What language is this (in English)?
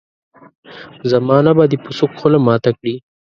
Pashto